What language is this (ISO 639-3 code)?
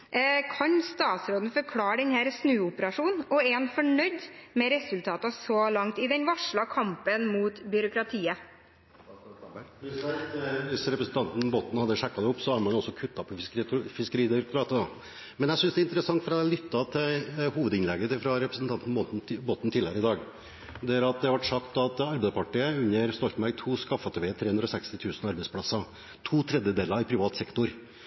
nob